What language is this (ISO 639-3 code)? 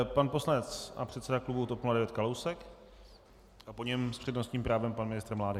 ces